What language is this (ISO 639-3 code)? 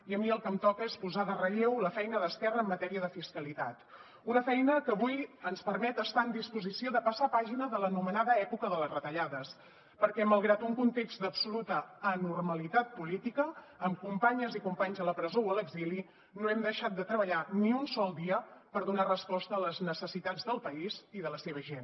cat